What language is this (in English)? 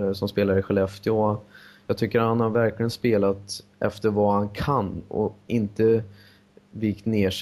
Swedish